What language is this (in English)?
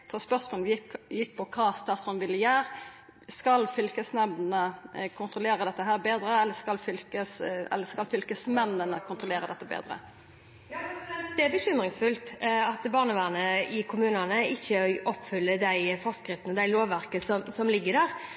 Norwegian